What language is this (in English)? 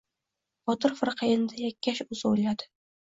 Uzbek